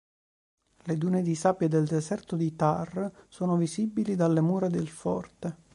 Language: Italian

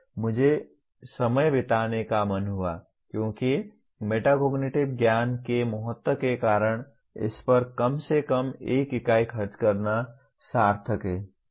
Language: Hindi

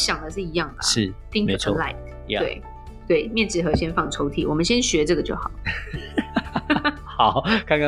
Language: Chinese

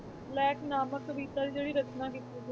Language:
Punjabi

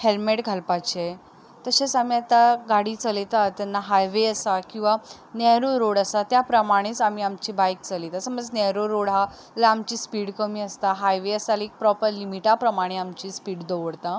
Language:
Konkani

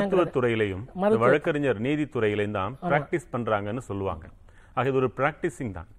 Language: Tamil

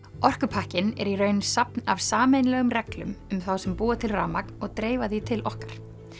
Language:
Icelandic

